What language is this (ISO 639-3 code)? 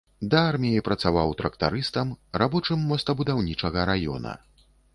bel